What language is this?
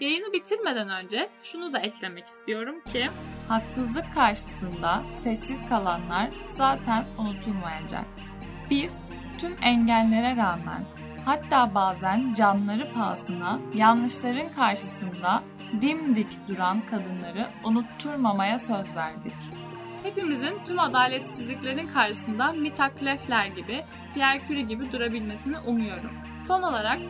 Turkish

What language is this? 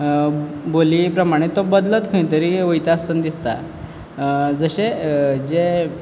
Konkani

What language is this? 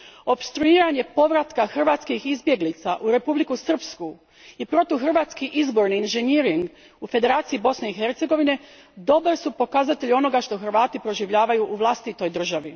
Croatian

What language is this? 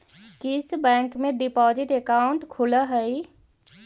Magahi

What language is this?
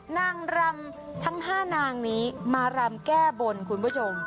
Thai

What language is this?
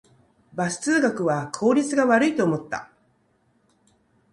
Japanese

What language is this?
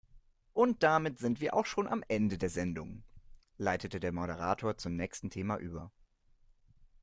German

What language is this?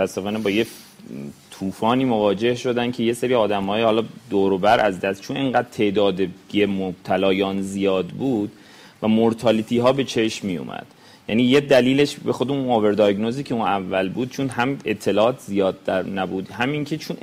Persian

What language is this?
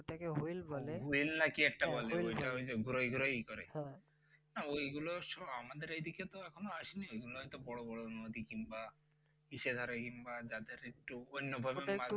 Bangla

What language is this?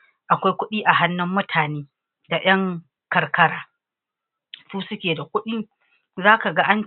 Hausa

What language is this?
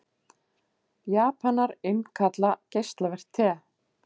Icelandic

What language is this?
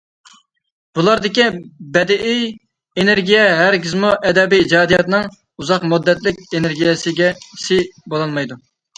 Uyghur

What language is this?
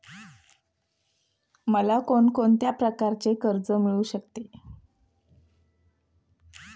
Marathi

